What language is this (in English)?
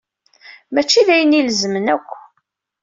Kabyle